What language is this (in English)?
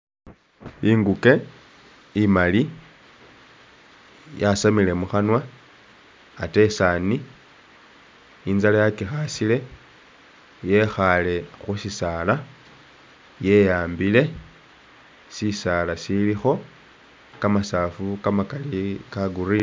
Masaaba